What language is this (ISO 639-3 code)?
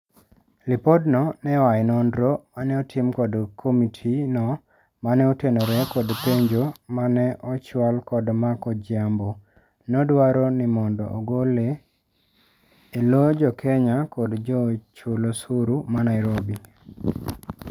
luo